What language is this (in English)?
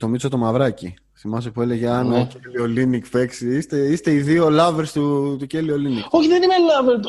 Greek